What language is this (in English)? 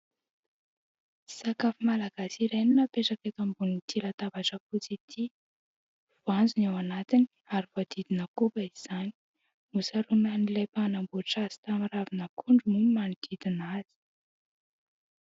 Malagasy